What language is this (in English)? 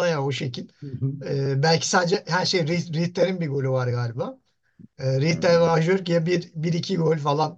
Turkish